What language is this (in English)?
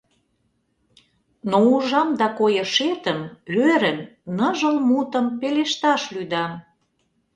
Mari